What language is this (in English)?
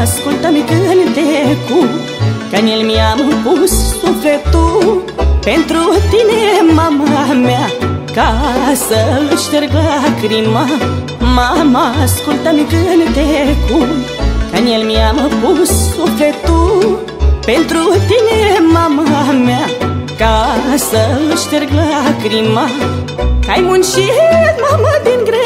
Romanian